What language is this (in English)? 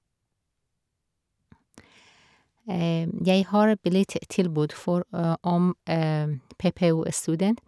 Norwegian